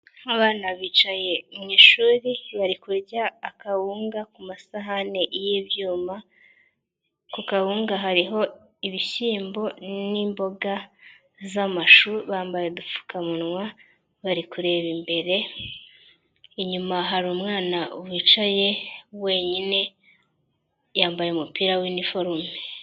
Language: Kinyarwanda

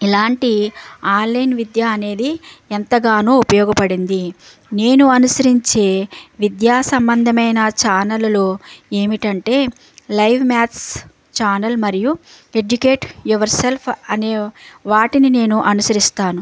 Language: Telugu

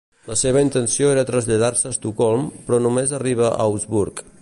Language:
Catalan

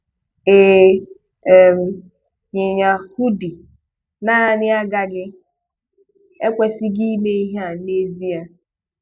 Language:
Igbo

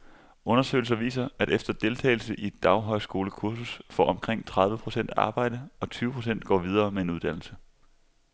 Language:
Danish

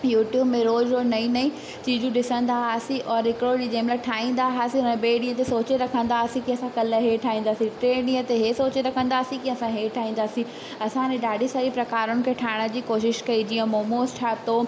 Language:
Sindhi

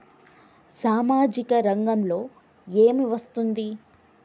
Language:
Telugu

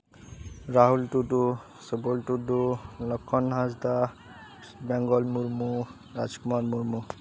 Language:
Santali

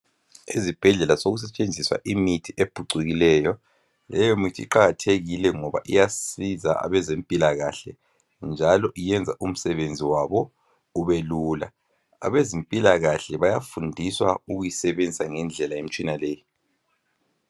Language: North Ndebele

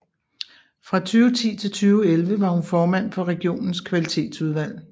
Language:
Danish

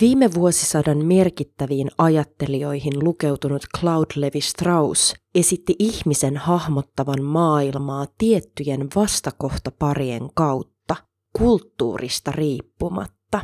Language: Finnish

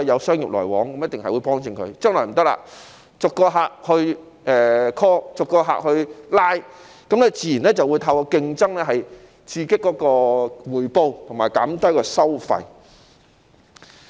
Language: Cantonese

